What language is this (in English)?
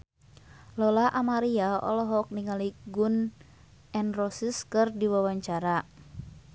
Sundanese